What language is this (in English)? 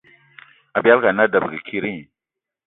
Eton (Cameroon)